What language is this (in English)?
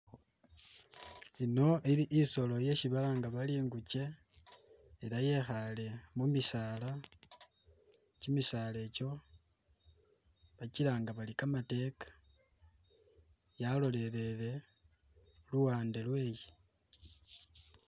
Masaaba